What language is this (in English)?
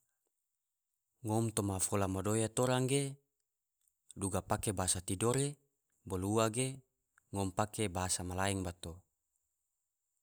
Tidore